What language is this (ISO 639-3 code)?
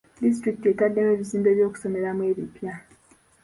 lug